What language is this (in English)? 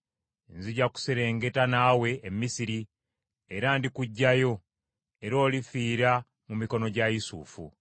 Ganda